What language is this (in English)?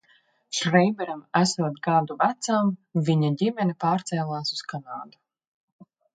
Latvian